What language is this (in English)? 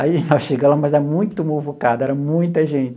Portuguese